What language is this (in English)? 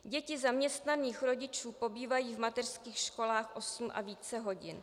Czech